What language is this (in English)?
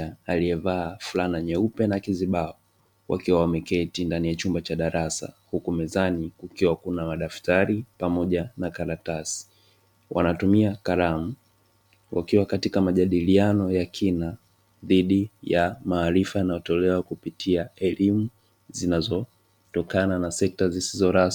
Swahili